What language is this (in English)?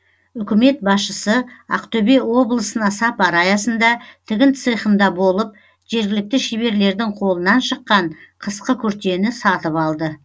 Kazakh